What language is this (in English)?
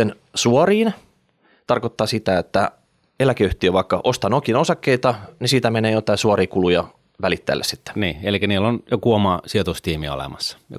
Finnish